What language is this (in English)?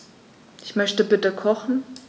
German